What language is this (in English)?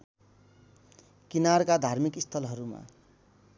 Nepali